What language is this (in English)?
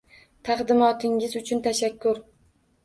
Uzbek